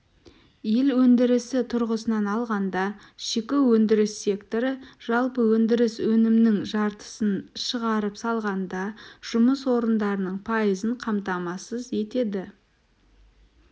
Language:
Kazakh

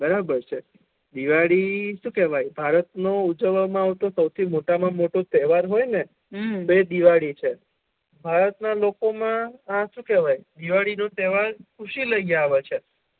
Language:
Gujarati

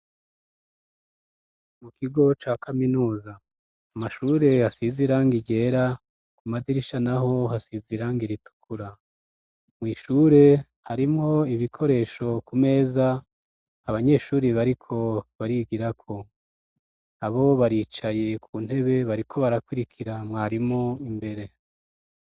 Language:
Rundi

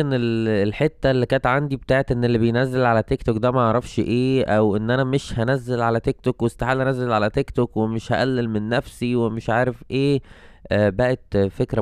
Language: Arabic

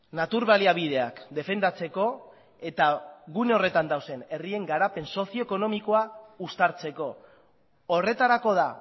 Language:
Basque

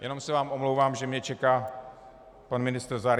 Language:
Czech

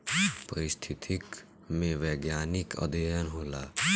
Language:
Bhojpuri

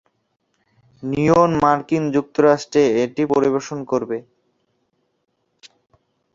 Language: Bangla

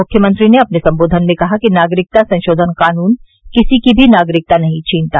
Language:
Hindi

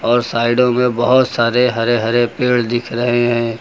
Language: Hindi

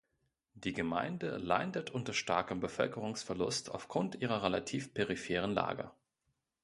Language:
German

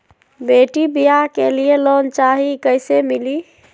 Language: Magahi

